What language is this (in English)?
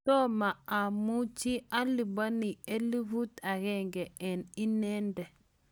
Kalenjin